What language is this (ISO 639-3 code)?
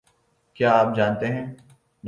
urd